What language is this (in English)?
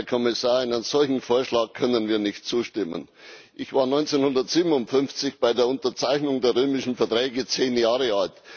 German